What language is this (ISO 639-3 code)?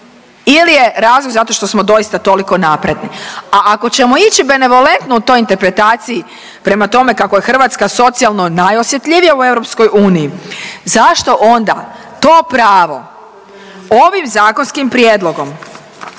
hrv